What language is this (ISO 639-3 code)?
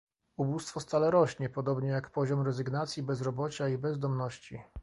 pol